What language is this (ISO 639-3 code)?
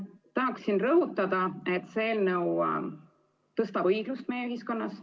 est